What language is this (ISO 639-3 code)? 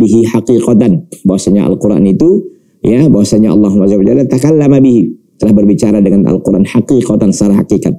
ind